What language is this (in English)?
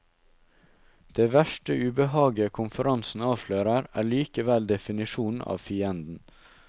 Norwegian